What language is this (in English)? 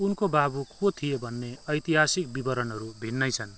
Nepali